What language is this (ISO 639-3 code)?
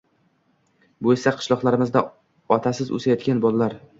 uzb